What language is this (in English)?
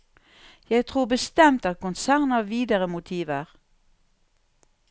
Norwegian